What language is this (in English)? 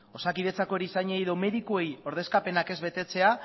Basque